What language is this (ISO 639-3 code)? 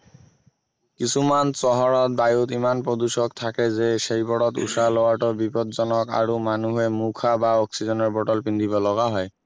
asm